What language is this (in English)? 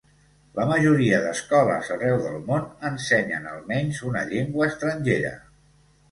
Catalan